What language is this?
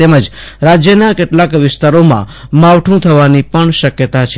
Gujarati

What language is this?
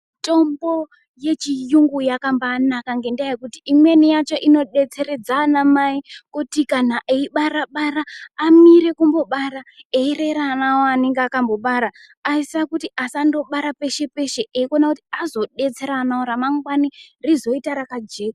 Ndau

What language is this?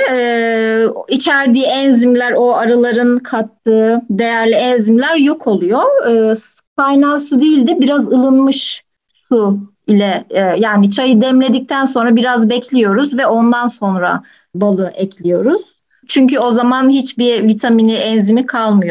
Turkish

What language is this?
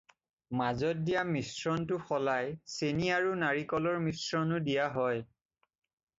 Assamese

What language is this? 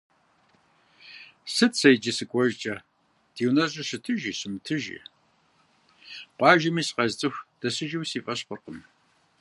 Kabardian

